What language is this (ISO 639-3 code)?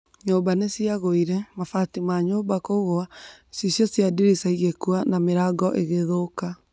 kik